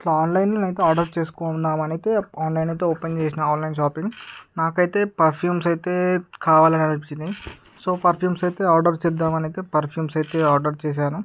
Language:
Telugu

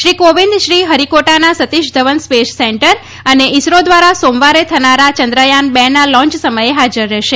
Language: Gujarati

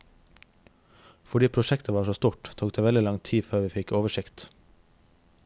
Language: Norwegian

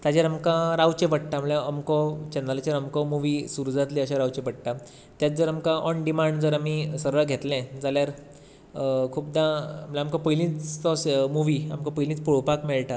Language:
Konkani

